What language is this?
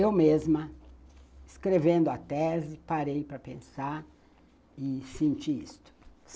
Portuguese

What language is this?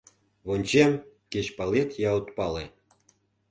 Mari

